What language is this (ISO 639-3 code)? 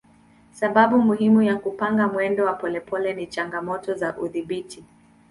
swa